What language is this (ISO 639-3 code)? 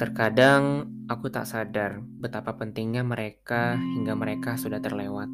ind